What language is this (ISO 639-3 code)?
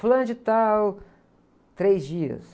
por